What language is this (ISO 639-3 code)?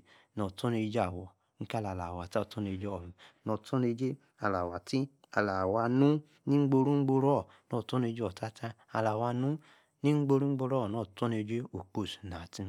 ekr